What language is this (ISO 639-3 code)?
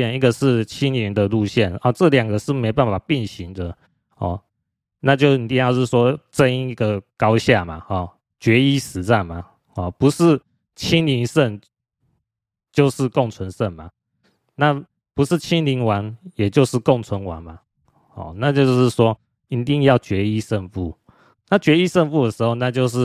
zho